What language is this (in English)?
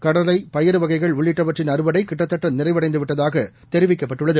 Tamil